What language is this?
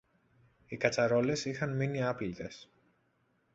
Greek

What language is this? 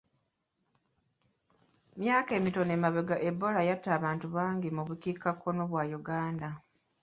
Ganda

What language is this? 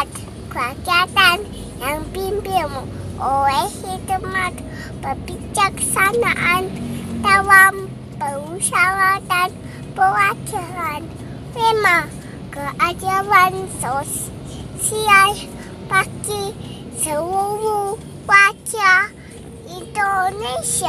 Indonesian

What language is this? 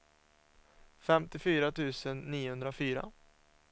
Swedish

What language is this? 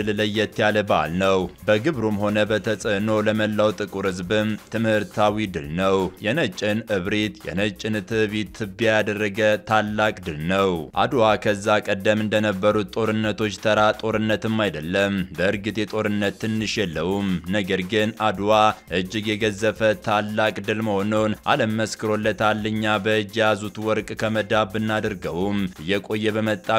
Arabic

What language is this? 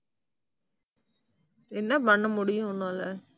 Tamil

